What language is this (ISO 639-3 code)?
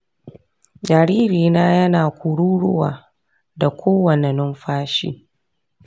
hau